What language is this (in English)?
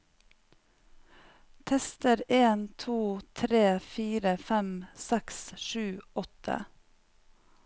Norwegian